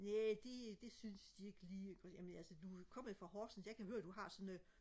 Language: Danish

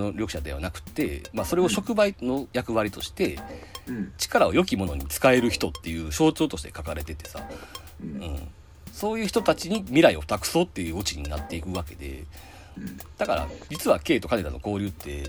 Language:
Japanese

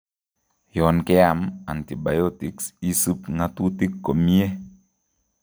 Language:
Kalenjin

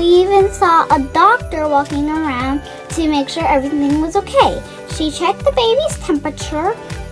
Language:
English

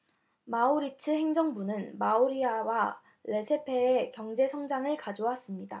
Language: Korean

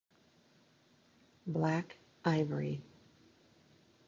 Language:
English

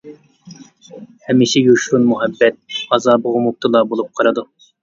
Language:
Uyghur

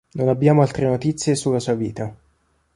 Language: Italian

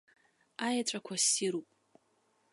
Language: Abkhazian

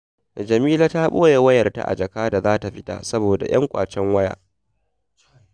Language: Hausa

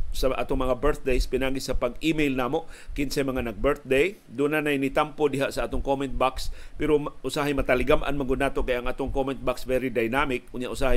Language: Filipino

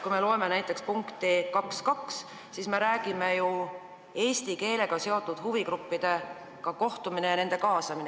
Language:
Estonian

